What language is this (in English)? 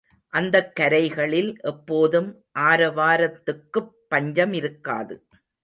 Tamil